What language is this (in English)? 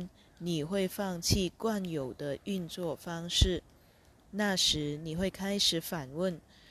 Chinese